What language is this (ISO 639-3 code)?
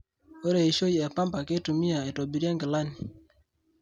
mas